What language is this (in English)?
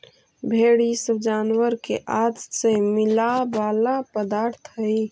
Magahi